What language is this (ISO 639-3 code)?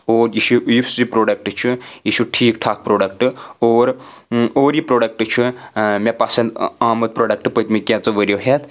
kas